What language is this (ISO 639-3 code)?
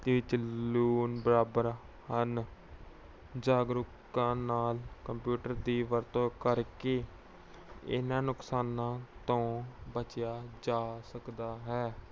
pan